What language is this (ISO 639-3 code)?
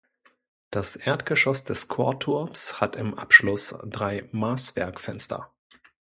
deu